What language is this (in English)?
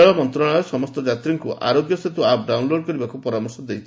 Odia